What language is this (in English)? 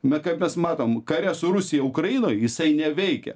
Lithuanian